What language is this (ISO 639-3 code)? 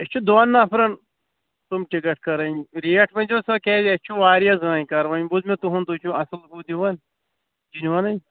kas